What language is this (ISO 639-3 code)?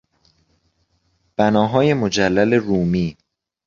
fas